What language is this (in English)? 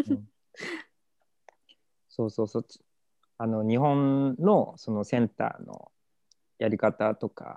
Japanese